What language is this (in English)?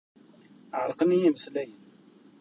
Kabyle